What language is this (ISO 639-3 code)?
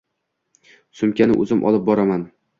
uzb